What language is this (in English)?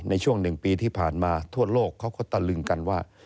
Thai